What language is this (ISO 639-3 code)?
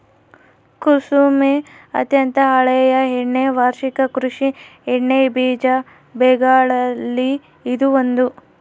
kan